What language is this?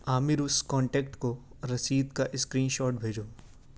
Urdu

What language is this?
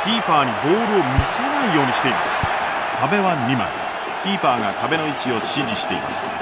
Japanese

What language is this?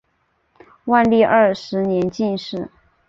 Chinese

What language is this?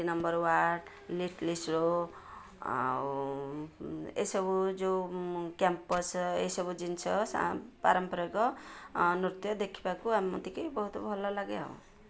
Odia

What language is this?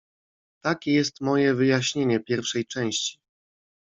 Polish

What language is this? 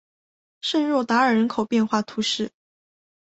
Chinese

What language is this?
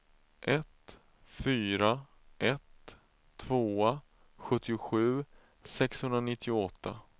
Swedish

